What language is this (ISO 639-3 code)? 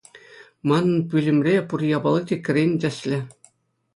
chv